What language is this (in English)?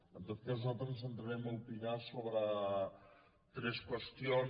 Catalan